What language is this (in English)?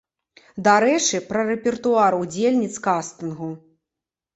Belarusian